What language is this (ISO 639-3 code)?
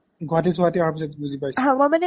asm